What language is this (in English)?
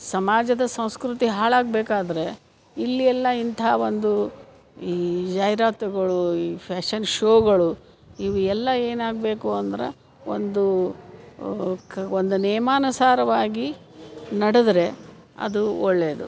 Kannada